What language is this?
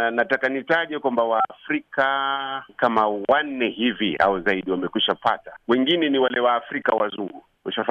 Swahili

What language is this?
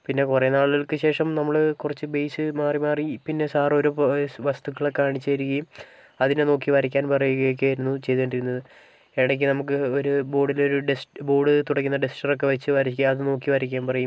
Malayalam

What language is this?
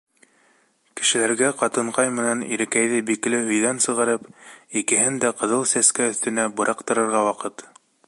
Bashkir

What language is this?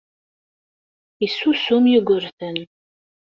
Kabyle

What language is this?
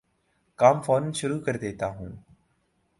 Urdu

